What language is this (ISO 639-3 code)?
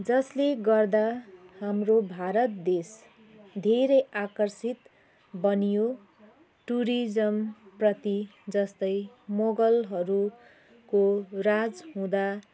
nep